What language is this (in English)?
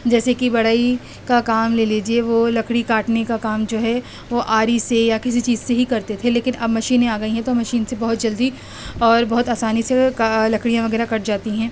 Urdu